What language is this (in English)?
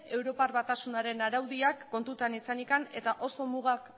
Basque